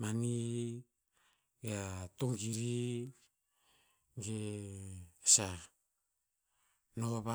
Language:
Tinputz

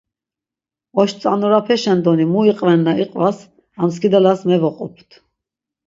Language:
Laz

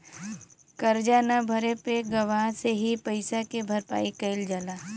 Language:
Bhojpuri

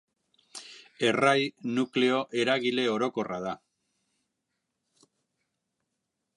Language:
Basque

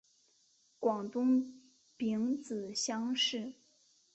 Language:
Chinese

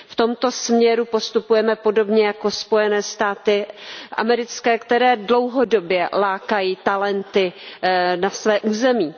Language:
Czech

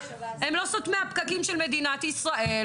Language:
Hebrew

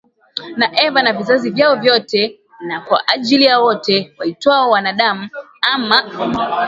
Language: Swahili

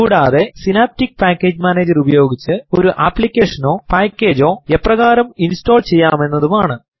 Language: Malayalam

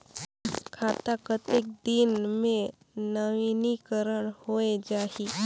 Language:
Chhattisgarhi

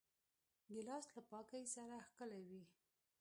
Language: Pashto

